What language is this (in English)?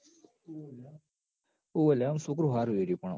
Gujarati